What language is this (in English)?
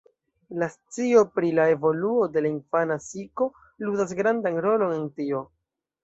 Esperanto